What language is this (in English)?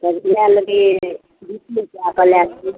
Maithili